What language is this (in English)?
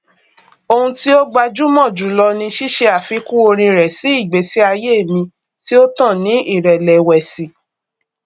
Yoruba